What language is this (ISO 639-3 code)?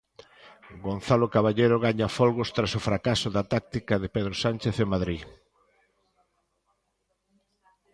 glg